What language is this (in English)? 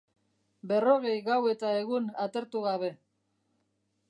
Basque